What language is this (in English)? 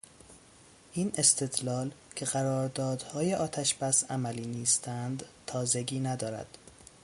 Persian